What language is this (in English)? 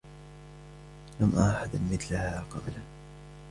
Arabic